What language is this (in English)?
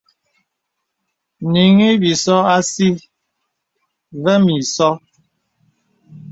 Bebele